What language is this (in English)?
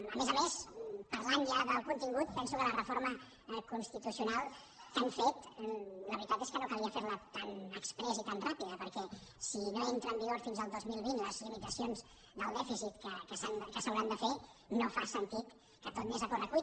Catalan